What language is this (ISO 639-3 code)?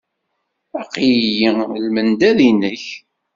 kab